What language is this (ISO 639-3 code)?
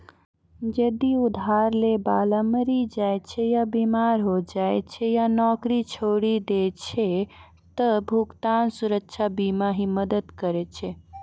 mai